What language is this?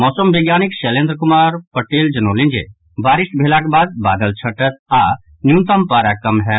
Maithili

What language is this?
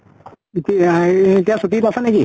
Assamese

